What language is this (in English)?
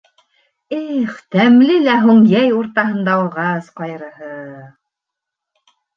Bashkir